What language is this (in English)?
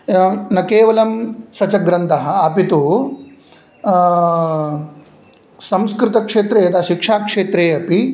Sanskrit